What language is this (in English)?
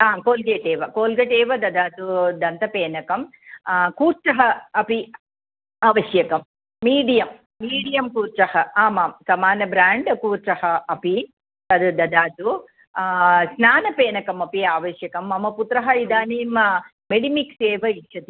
Sanskrit